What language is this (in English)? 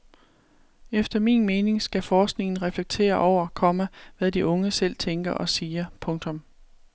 Danish